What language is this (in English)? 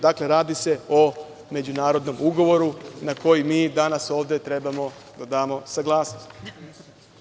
Serbian